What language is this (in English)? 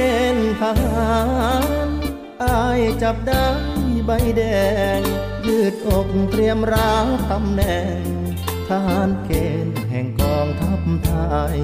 Thai